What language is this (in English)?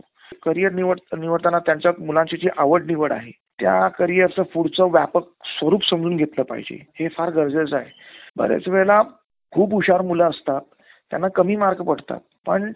Marathi